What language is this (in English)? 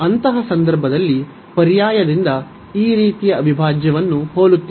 Kannada